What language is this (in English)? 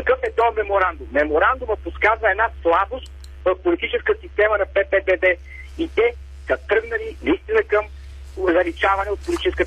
Bulgarian